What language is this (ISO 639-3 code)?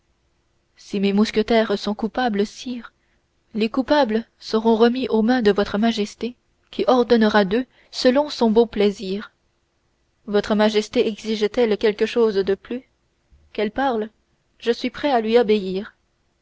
fra